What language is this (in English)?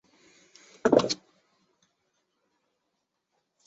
Chinese